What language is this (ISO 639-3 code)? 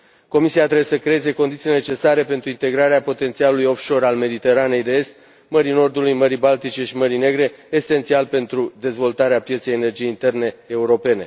ron